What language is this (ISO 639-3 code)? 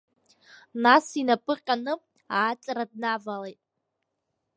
abk